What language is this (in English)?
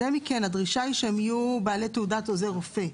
Hebrew